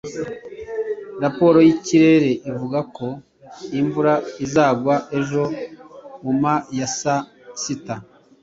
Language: Kinyarwanda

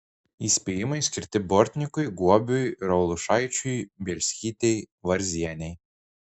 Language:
Lithuanian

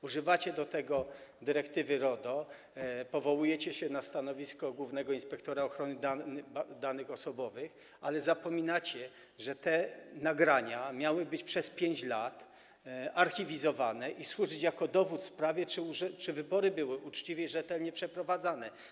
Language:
Polish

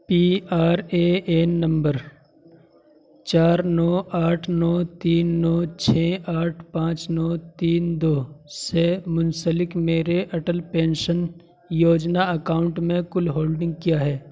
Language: Urdu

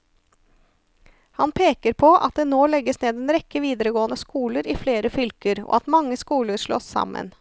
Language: Norwegian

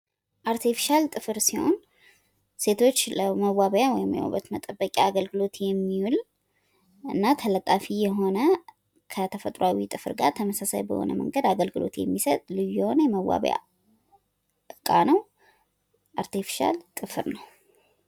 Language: Amharic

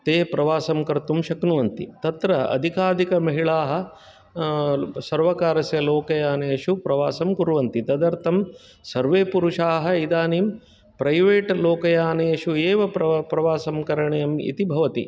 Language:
Sanskrit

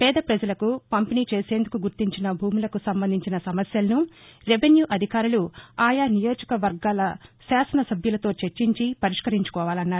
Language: Telugu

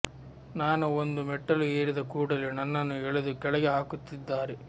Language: Kannada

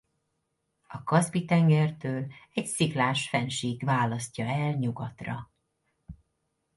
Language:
Hungarian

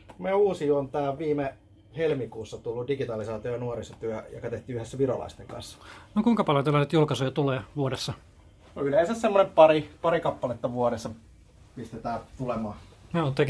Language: Finnish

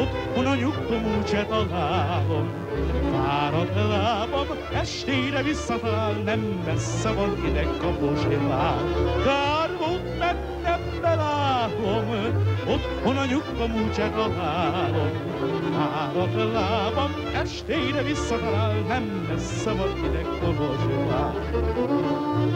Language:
Hungarian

